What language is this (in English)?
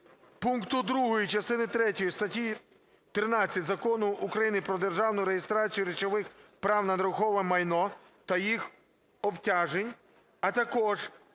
Ukrainian